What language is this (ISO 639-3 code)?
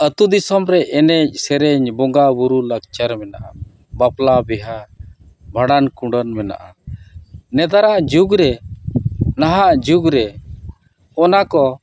sat